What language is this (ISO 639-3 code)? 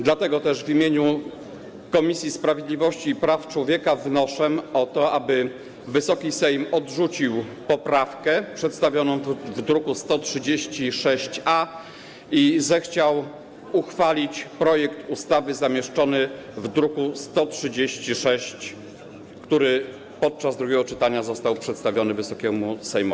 pol